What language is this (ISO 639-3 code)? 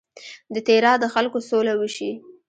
pus